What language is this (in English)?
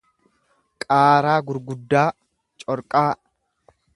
Oromo